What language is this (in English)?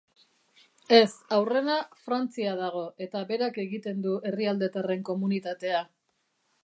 Basque